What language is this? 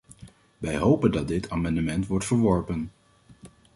Dutch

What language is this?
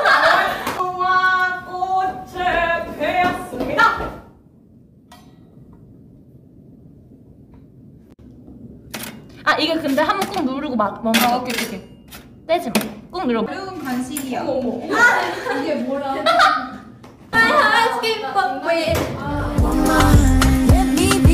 Korean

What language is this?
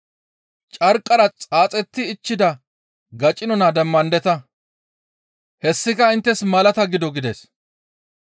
Gamo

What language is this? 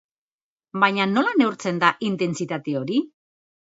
Basque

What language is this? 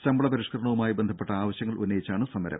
Malayalam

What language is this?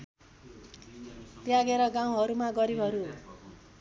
Nepali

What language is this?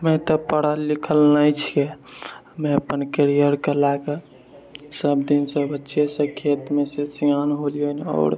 Maithili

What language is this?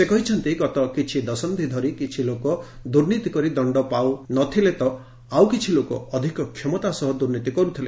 Odia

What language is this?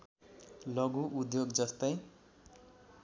Nepali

